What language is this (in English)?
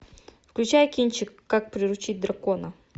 Russian